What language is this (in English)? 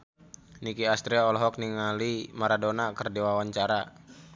Sundanese